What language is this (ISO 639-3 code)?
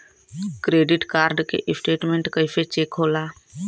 bho